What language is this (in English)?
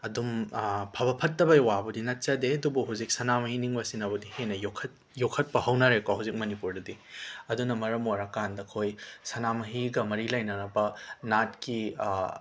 Manipuri